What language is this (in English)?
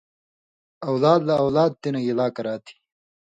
Indus Kohistani